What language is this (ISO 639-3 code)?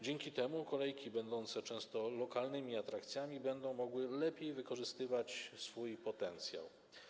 pol